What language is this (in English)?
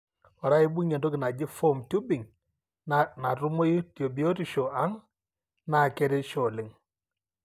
Masai